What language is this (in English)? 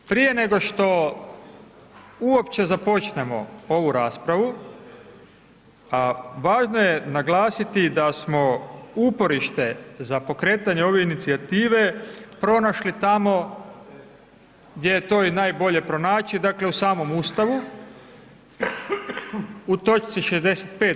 Croatian